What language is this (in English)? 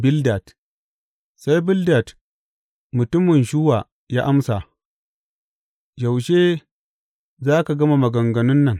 Hausa